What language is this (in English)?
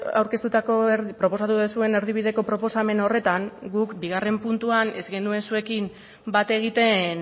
Basque